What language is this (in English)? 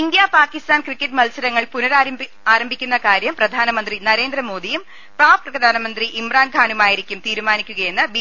Malayalam